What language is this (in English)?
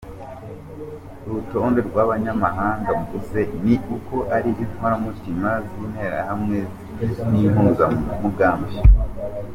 Kinyarwanda